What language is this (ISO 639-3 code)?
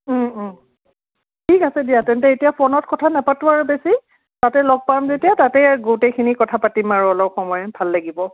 asm